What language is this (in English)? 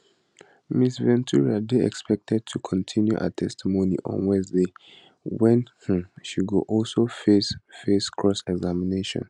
Nigerian Pidgin